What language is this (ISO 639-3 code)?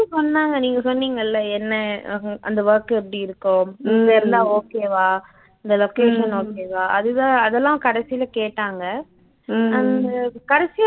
tam